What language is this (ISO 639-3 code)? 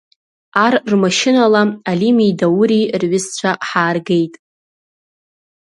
abk